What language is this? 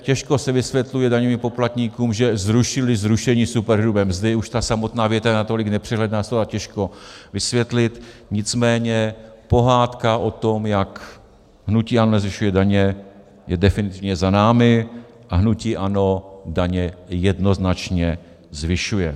Czech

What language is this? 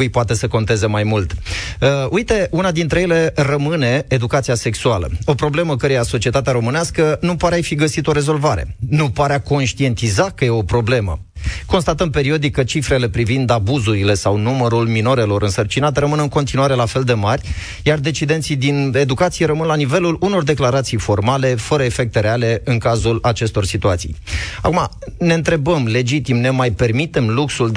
Romanian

